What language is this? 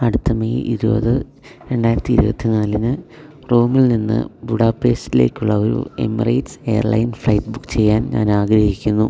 Malayalam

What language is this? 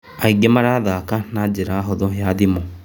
Kikuyu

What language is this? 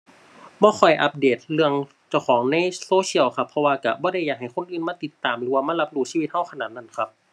Thai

